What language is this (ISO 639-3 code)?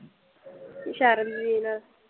pan